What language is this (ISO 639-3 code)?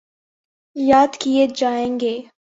urd